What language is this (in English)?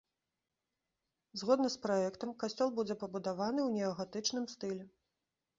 Belarusian